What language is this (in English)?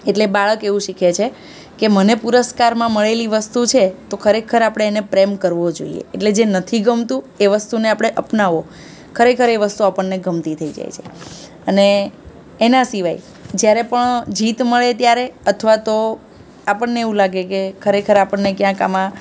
Gujarati